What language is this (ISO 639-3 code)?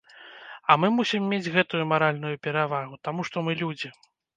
bel